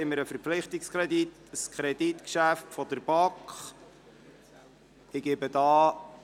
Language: Swiss German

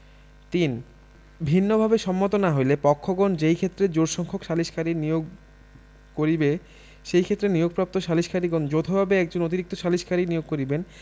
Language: Bangla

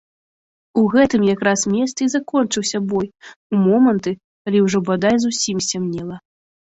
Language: Belarusian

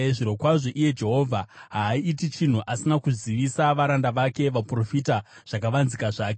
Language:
Shona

